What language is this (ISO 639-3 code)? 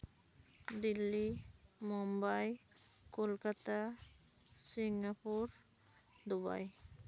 sat